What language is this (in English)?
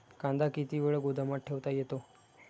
Marathi